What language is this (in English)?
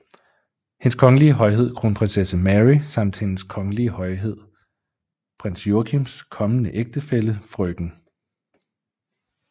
Danish